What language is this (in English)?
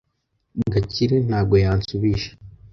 Kinyarwanda